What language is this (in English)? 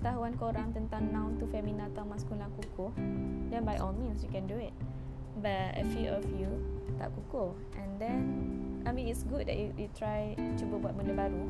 Malay